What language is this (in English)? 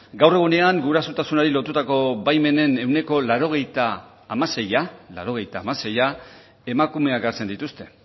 Basque